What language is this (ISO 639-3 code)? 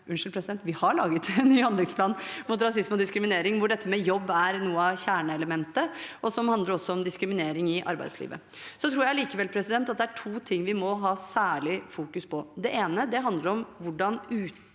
nor